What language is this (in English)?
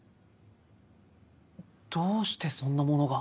Japanese